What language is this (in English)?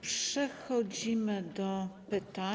Polish